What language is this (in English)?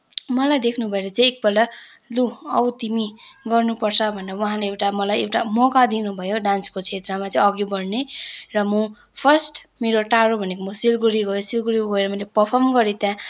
Nepali